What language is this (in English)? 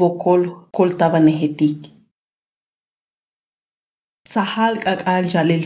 Spanish